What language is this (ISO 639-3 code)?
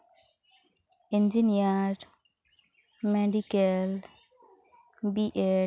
sat